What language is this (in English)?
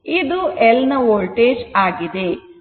Kannada